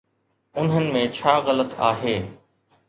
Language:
Sindhi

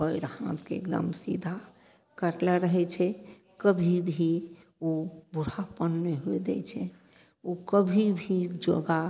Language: Maithili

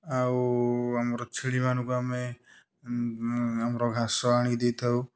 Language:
Odia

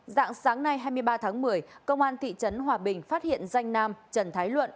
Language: Vietnamese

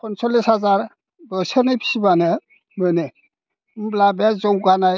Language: Bodo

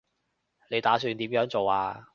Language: Cantonese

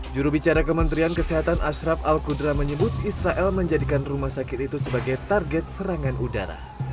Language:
Indonesian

